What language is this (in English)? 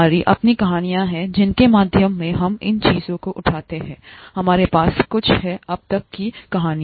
Hindi